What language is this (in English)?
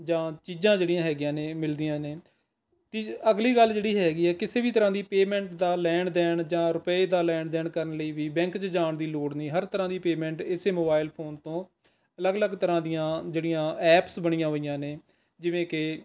Punjabi